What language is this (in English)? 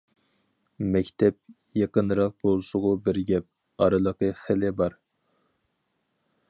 Uyghur